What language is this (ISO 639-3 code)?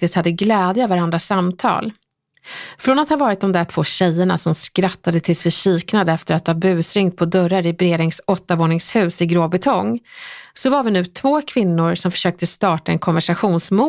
swe